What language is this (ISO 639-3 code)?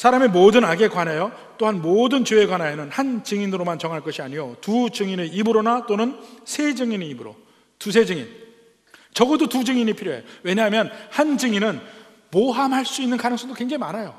kor